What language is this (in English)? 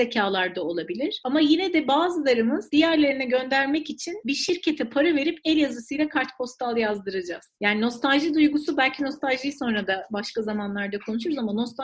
Turkish